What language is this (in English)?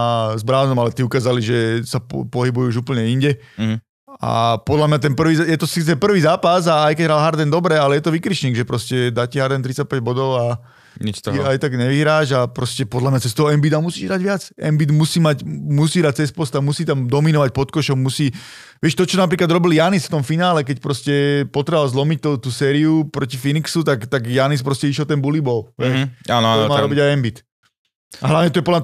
Slovak